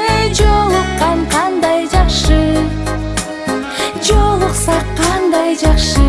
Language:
Japanese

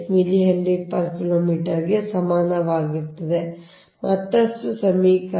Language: Kannada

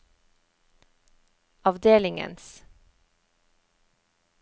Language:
Norwegian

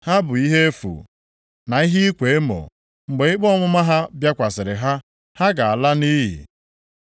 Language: Igbo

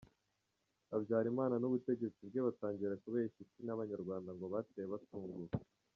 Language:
Kinyarwanda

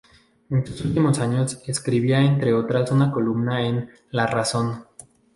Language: Spanish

